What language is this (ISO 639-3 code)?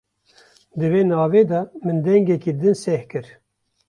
kur